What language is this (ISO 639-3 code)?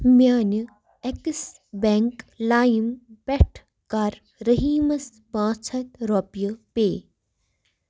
kas